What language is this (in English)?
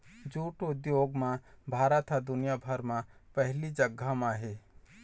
Chhattisgarhi